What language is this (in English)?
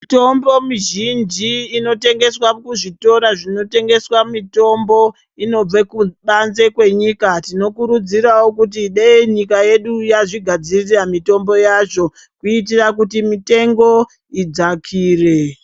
Ndau